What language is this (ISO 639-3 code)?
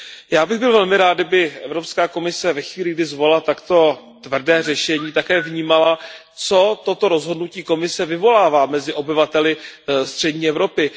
ces